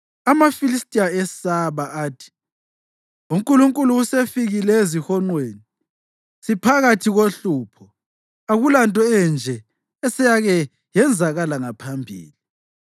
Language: North Ndebele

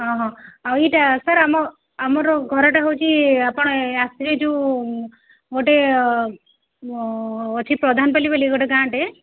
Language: Odia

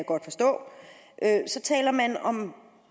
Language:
Danish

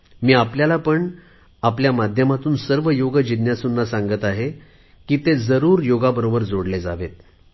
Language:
Marathi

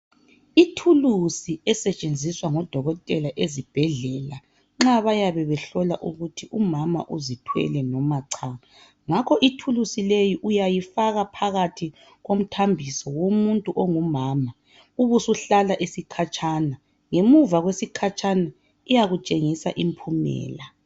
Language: North Ndebele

